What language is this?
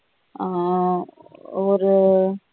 Tamil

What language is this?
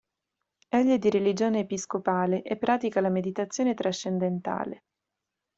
Italian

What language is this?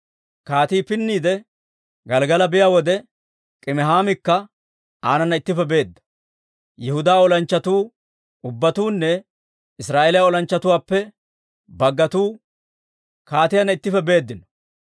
Dawro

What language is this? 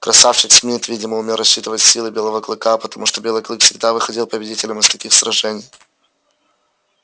Russian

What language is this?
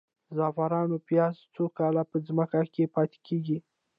Pashto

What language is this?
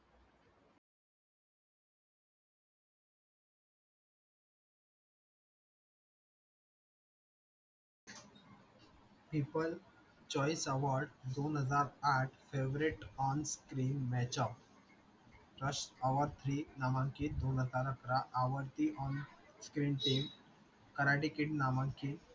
Marathi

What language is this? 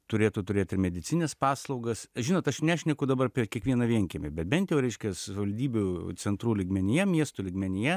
Lithuanian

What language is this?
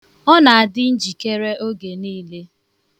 Igbo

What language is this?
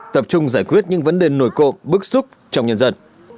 Vietnamese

